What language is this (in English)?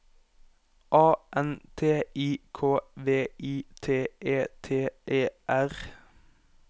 Norwegian